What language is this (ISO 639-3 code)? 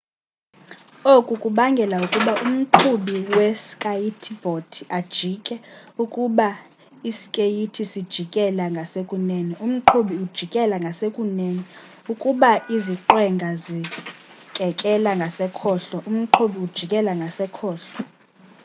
xho